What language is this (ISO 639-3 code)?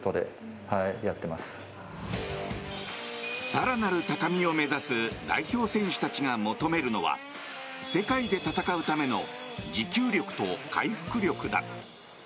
jpn